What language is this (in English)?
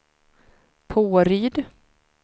Swedish